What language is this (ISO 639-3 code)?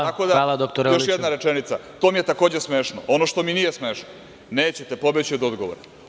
srp